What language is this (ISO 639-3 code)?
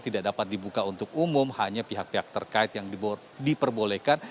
ind